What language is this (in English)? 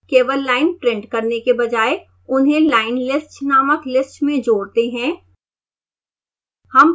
Hindi